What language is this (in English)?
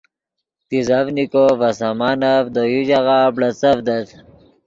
Yidgha